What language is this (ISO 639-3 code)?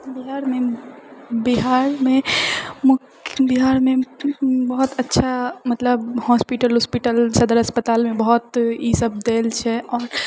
mai